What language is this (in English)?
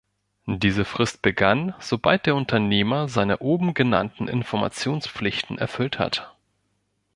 German